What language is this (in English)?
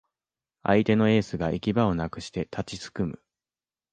Japanese